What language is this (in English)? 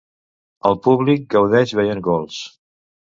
Catalan